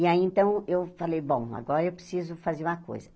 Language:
Portuguese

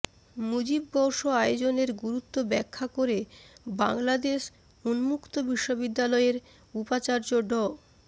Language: Bangla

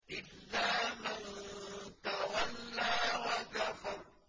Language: Arabic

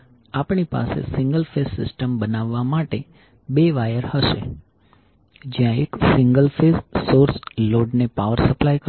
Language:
Gujarati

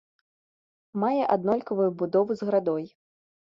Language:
Belarusian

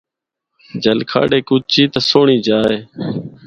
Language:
Northern Hindko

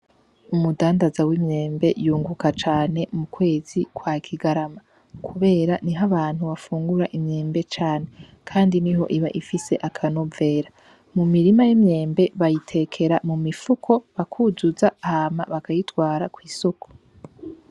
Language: Rundi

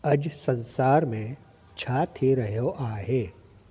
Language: Sindhi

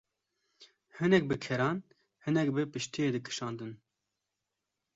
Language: Kurdish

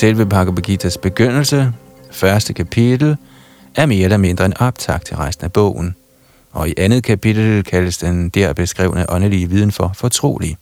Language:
Danish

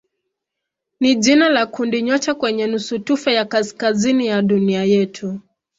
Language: Swahili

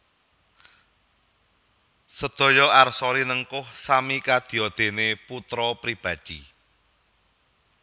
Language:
Javanese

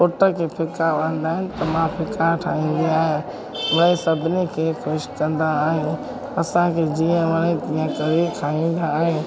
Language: Sindhi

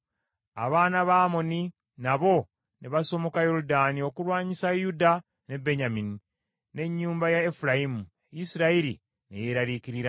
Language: Ganda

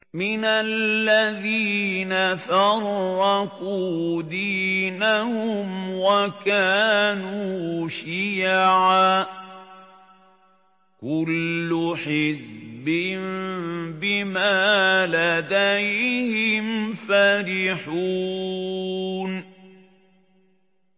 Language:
Arabic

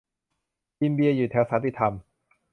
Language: Thai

